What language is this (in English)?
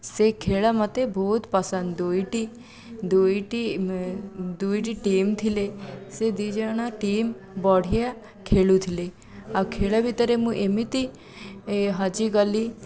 Odia